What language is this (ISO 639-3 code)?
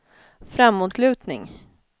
swe